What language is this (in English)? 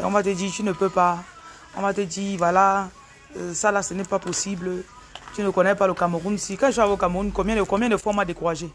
French